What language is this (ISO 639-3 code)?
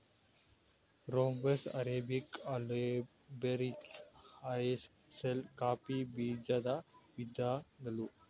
kan